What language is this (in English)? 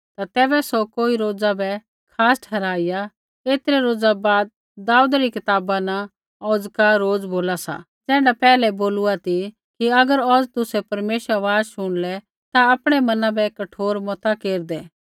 Kullu Pahari